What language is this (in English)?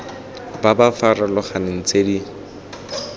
Tswana